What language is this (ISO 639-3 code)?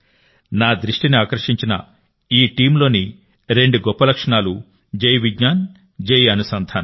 tel